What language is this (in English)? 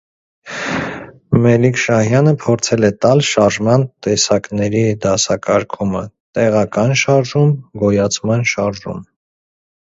Armenian